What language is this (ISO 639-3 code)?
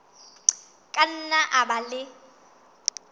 sot